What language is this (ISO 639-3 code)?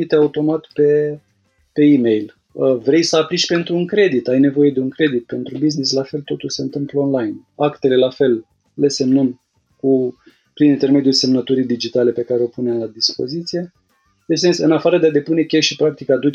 ron